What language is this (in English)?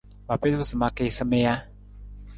Nawdm